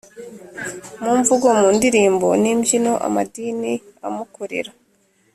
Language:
Kinyarwanda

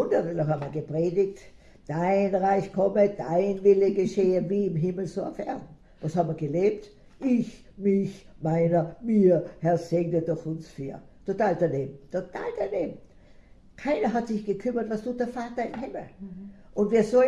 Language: German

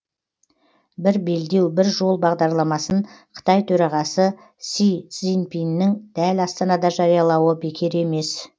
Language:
Kazakh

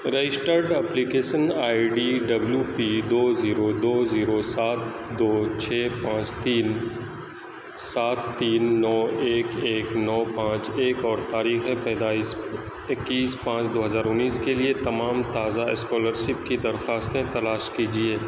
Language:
Urdu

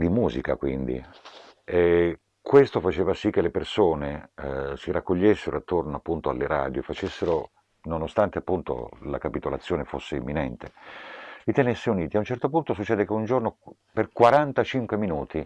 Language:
Italian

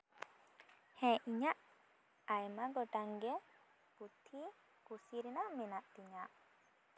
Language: Santali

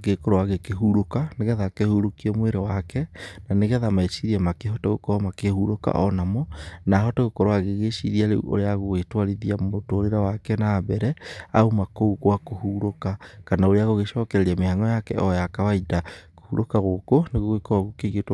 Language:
Kikuyu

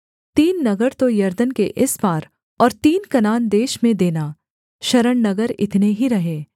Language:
Hindi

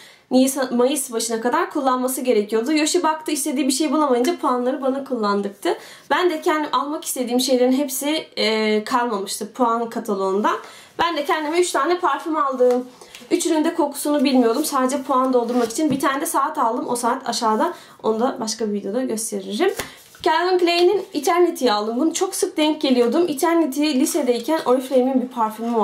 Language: Turkish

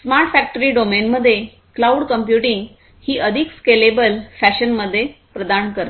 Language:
Marathi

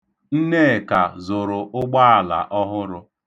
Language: Igbo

